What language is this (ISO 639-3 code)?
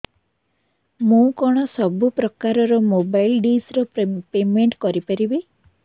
ori